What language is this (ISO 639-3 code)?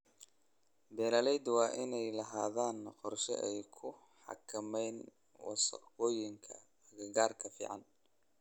som